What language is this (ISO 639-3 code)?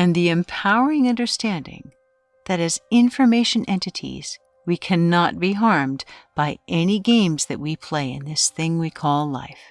eng